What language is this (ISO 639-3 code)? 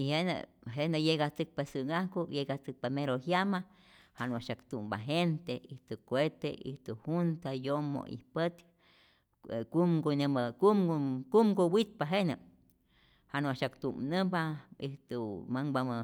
zor